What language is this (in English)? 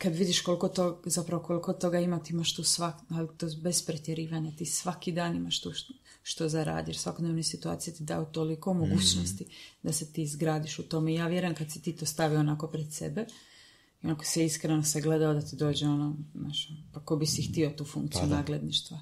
Croatian